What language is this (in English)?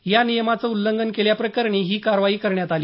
Marathi